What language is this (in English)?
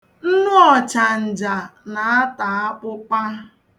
Igbo